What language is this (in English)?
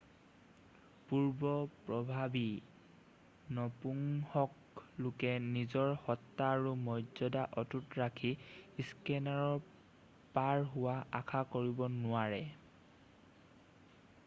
Assamese